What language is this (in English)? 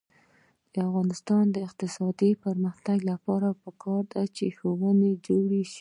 Pashto